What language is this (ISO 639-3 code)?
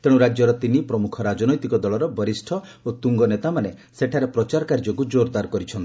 ori